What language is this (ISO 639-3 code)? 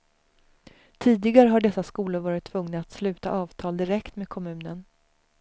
swe